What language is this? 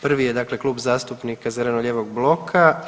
Croatian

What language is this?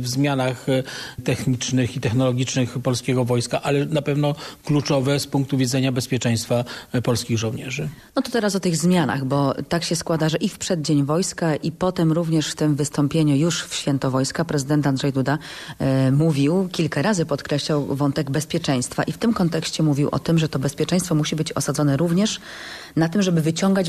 Polish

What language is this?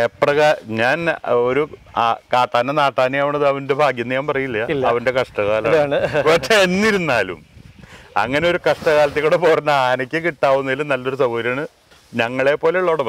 Dutch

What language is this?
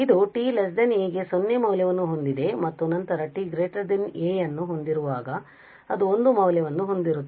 Kannada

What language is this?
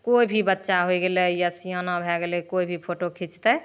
Maithili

